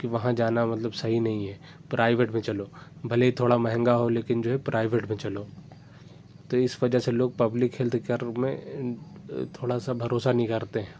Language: Urdu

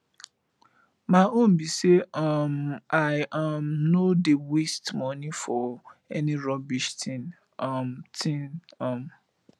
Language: Nigerian Pidgin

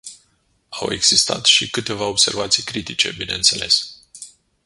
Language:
Romanian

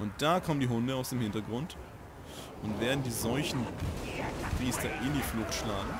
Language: German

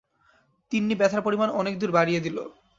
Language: Bangla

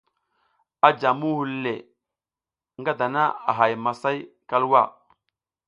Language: South Giziga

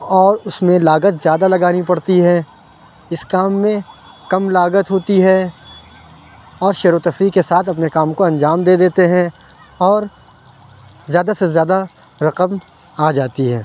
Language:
Urdu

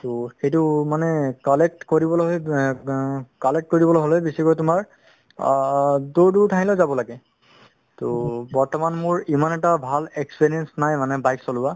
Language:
Assamese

